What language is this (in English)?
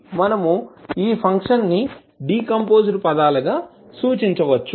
Telugu